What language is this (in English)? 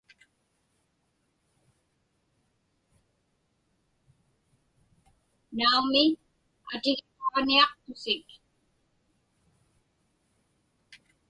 Inupiaq